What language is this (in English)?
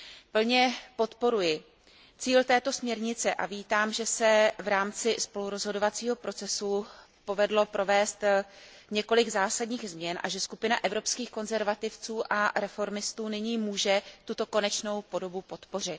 Czech